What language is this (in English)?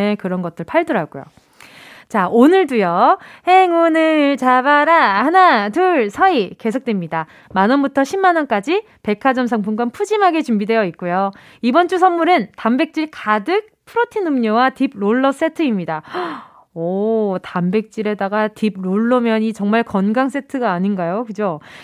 Korean